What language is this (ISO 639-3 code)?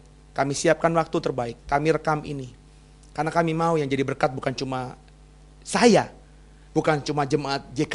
ind